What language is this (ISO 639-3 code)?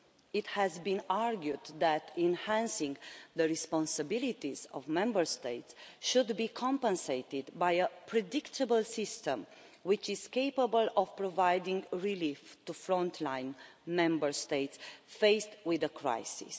eng